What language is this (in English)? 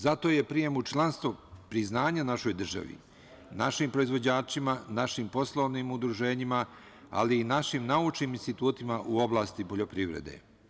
Serbian